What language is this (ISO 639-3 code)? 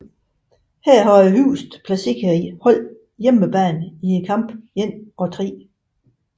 dan